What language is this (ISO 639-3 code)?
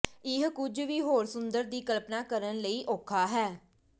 pan